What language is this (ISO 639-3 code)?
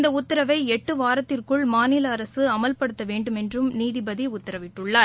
tam